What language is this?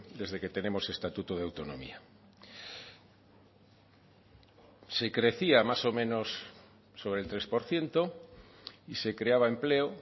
Spanish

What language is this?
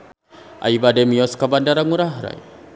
Sundanese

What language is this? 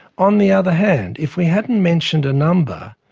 English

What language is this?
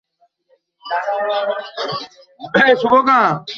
Bangla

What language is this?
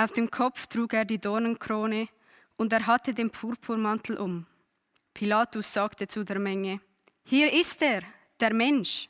German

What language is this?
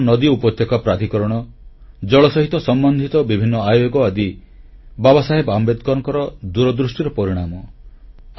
Odia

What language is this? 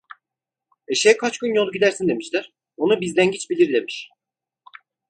Turkish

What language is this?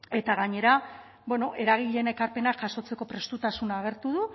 Basque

